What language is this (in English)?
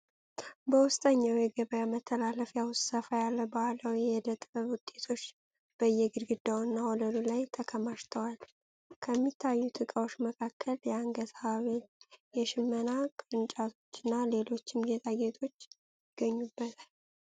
Amharic